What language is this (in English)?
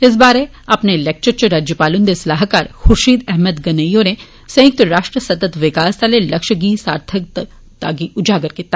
Dogri